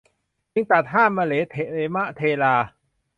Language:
Thai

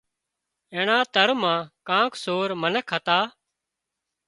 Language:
Wadiyara Koli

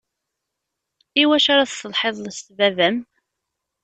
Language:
Kabyle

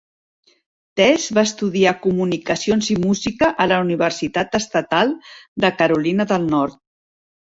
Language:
Catalan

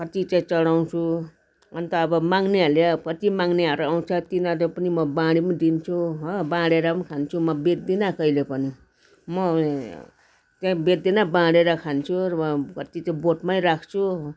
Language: Nepali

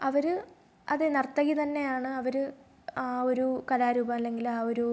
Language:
Malayalam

